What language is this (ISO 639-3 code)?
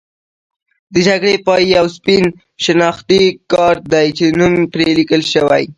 pus